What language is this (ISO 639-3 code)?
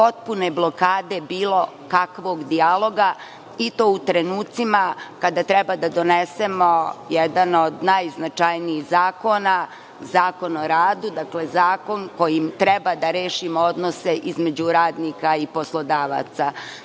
srp